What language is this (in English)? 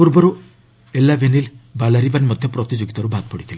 Odia